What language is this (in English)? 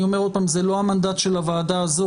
Hebrew